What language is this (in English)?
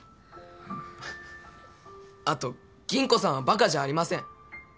Japanese